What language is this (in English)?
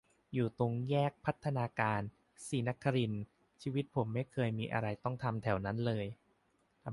Thai